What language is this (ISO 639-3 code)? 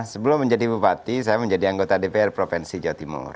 ind